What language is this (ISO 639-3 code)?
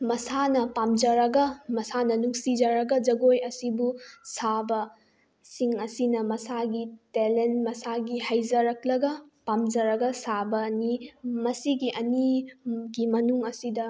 mni